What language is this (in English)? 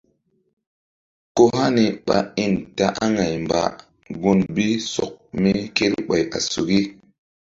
Mbum